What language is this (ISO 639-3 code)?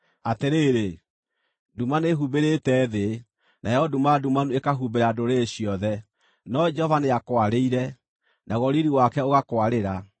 kik